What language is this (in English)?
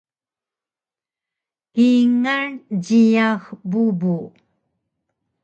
Taroko